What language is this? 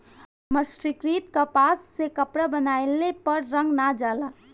Bhojpuri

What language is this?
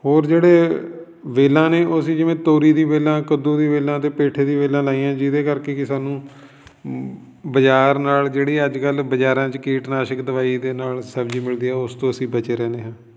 Punjabi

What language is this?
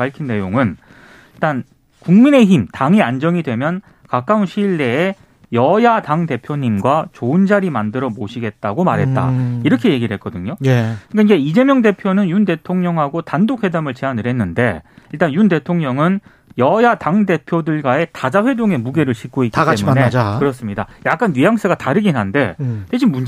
Korean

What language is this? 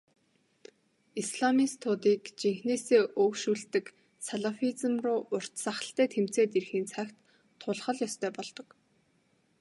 Mongolian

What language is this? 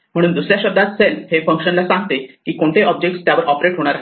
Marathi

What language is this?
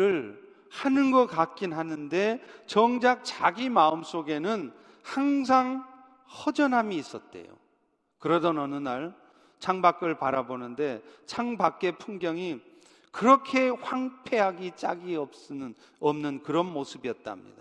Korean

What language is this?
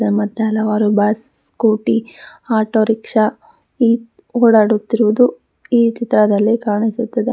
Kannada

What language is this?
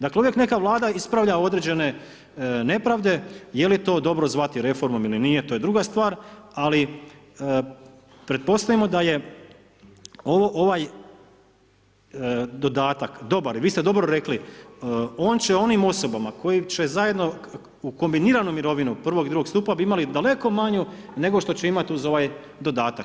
Croatian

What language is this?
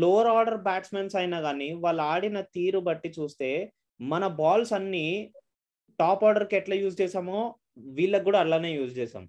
Telugu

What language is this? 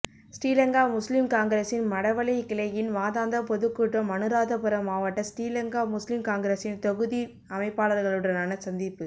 Tamil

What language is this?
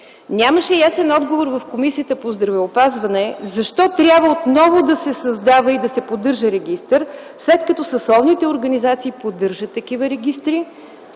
Bulgarian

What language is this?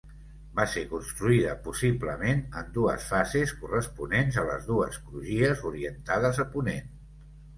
Catalan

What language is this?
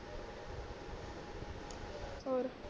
Punjabi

